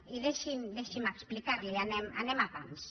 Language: Catalan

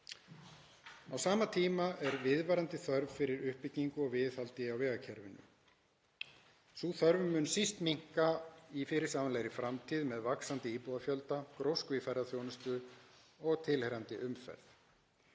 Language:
Icelandic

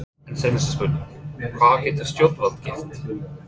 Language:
Icelandic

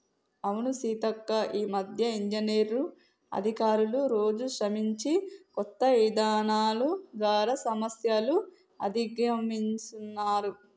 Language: Telugu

